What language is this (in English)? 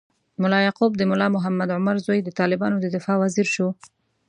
Pashto